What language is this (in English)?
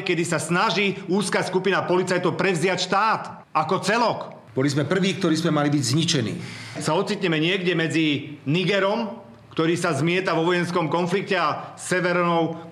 Slovak